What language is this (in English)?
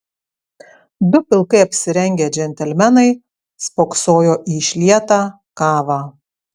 Lithuanian